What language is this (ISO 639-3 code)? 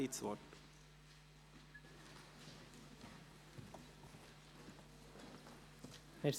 gsw